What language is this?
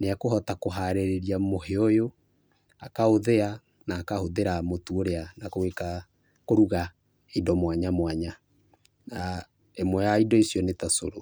Kikuyu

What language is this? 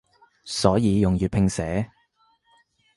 Cantonese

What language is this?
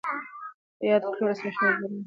Pashto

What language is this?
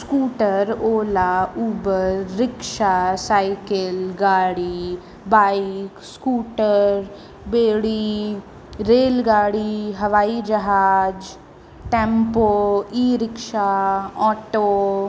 Sindhi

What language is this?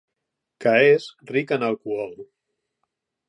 Catalan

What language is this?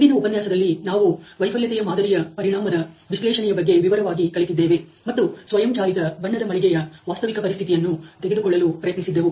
Kannada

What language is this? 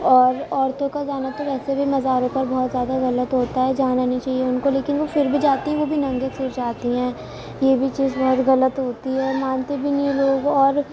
Urdu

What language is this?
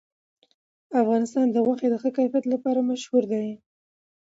Pashto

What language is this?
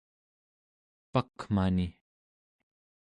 Central Yupik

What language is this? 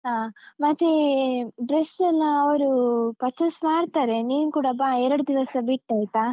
Kannada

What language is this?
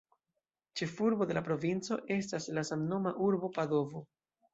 Esperanto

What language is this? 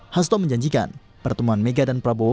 Indonesian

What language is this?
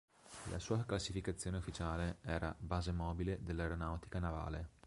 Italian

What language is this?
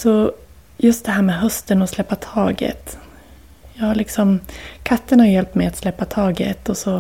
Swedish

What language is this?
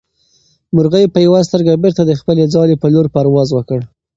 Pashto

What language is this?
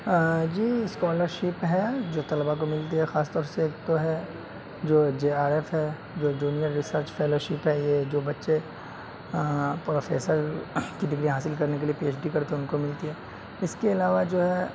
Urdu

